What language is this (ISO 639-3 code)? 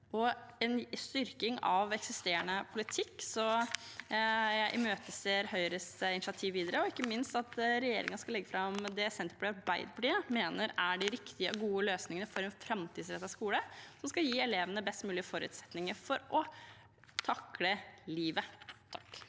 nor